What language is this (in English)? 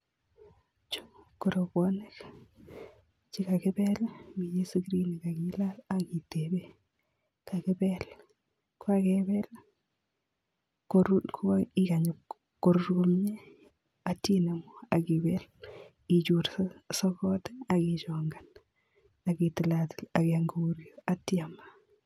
Kalenjin